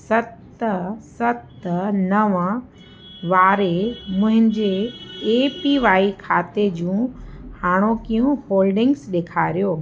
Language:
Sindhi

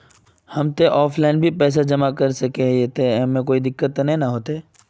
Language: Magahi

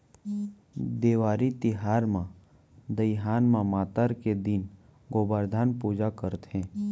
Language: Chhattisgarhi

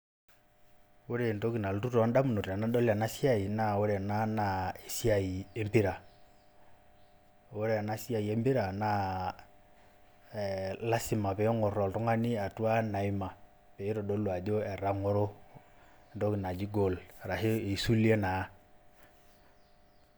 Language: Masai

